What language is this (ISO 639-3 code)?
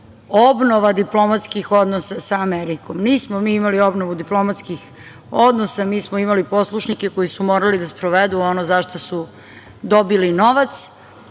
srp